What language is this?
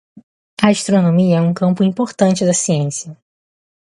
Portuguese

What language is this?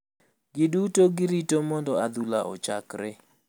Luo (Kenya and Tanzania)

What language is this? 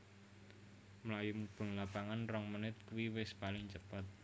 Javanese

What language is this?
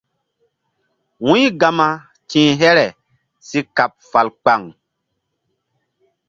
Mbum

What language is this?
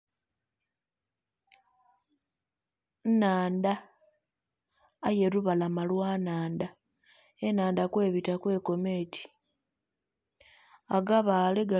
Soga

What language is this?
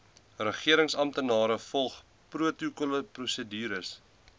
Afrikaans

